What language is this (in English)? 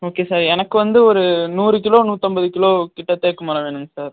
Tamil